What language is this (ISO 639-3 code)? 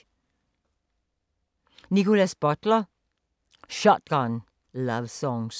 dan